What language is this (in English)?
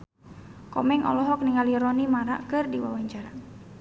Sundanese